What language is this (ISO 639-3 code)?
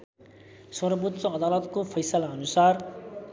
nep